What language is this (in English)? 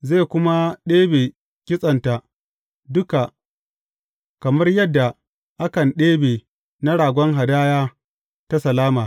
Hausa